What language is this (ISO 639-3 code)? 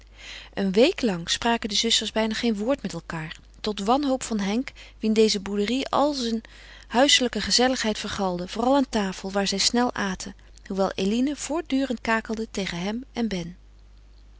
nld